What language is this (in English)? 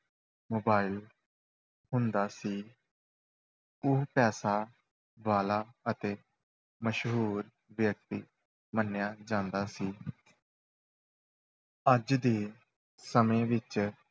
Punjabi